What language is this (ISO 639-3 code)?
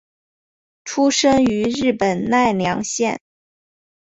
zho